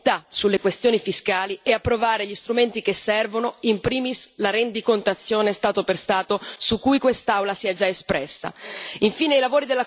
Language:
Italian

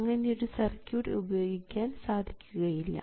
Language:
Malayalam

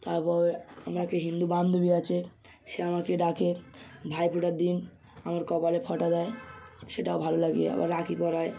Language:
Bangla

